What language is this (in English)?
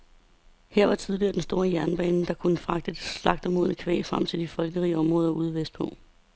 Danish